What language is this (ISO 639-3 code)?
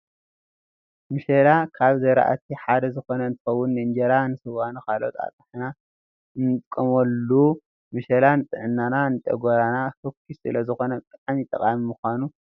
tir